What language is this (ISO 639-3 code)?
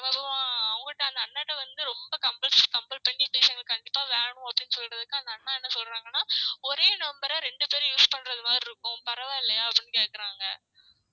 tam